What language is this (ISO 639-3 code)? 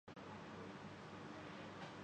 urd